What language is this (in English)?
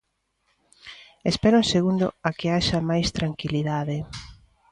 Galician